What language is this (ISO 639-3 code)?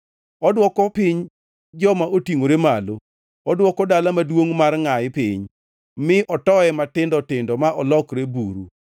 luo